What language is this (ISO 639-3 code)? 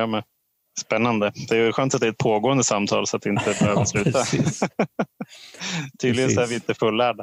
swe